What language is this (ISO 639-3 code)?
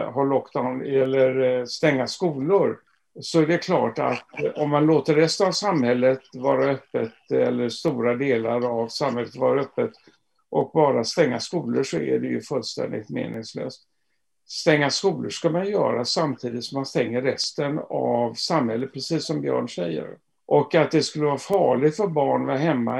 swe